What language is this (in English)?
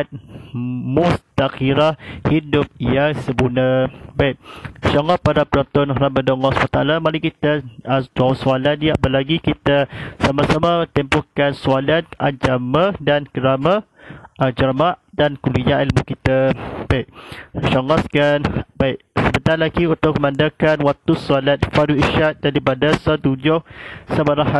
Malay